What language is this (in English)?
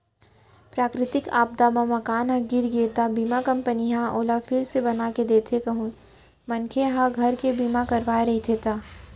Chhattisgarhi